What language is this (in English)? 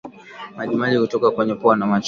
Swahili